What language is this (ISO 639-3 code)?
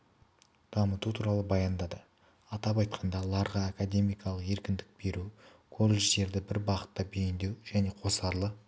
kaz